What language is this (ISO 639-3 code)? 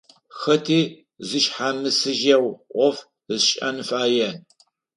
ady